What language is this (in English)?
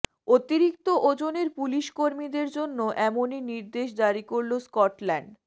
Bangla